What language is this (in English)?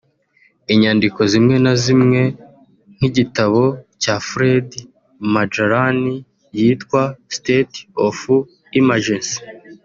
Kinyarwanda